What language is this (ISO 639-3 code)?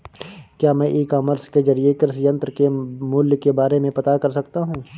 hin